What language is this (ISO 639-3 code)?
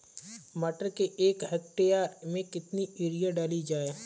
hin